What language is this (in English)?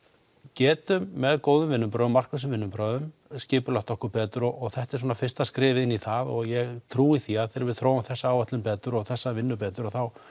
Icelandic